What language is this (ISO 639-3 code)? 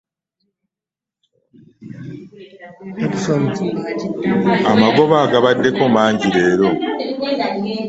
lug